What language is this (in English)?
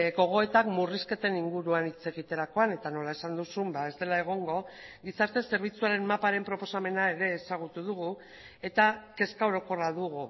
Basque